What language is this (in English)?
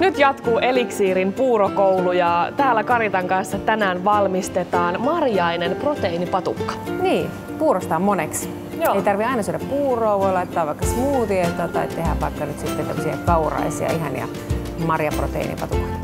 Finnish